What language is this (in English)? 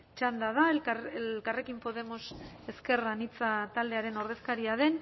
Basque